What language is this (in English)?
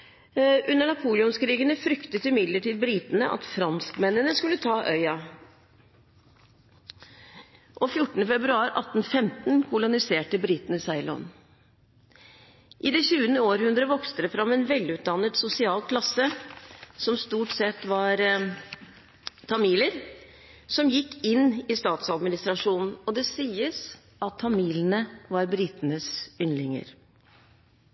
Norwegian Bokmål